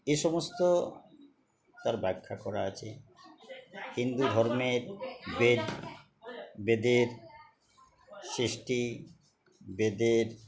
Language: Bangla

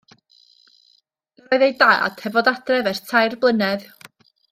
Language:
Welsh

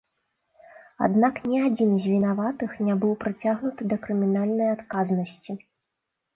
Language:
Belarusian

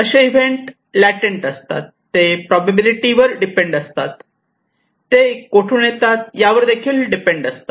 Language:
Marathi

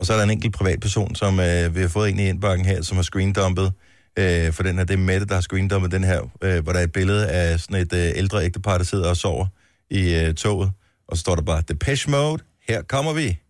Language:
Danish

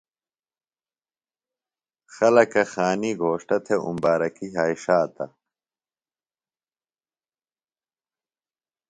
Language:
Phalura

